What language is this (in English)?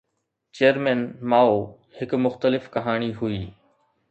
Sindhi